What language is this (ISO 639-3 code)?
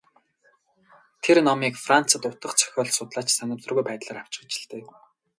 mon